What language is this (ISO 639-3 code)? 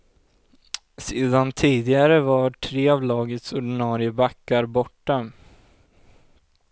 swe